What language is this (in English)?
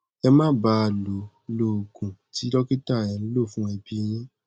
Yoruba